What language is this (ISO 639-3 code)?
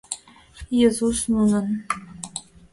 chm